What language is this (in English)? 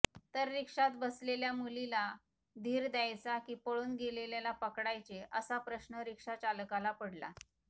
Marathi